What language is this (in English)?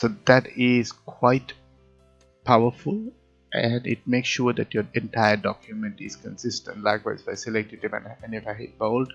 English